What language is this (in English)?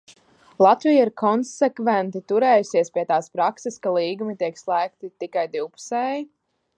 Latvian